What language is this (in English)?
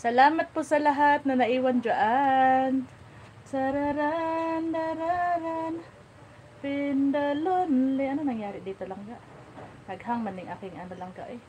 Filipino